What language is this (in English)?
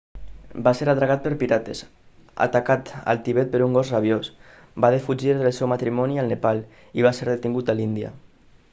Catalan